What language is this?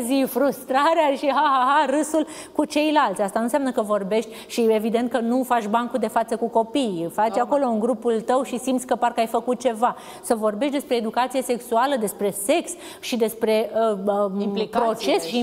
Romanian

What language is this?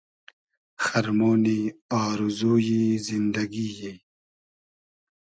Hazaragi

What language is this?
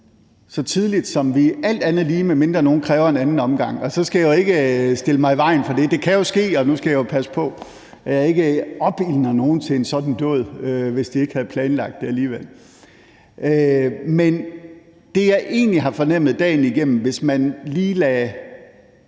Danish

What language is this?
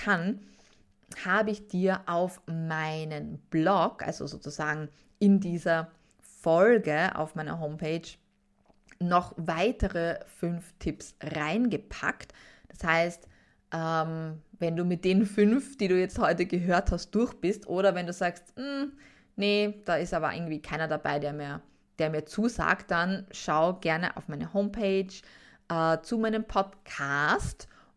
German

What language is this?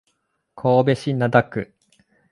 Japanese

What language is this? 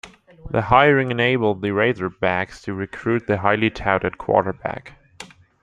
English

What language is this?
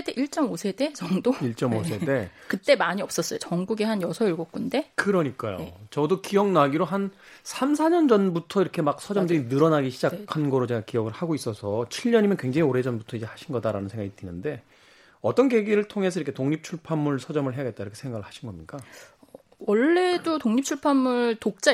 Korean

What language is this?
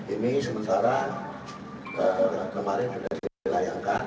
Indonesian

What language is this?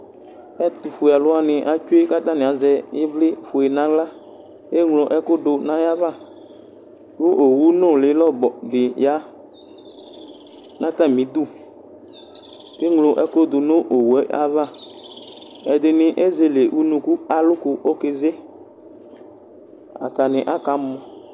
Ikposo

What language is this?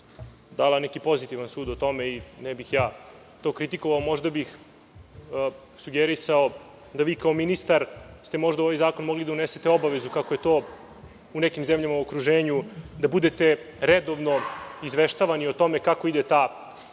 Serbian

